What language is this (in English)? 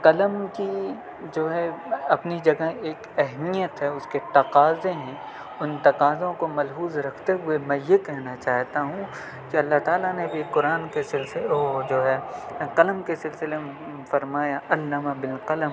Urdu